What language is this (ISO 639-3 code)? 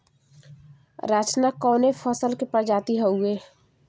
bho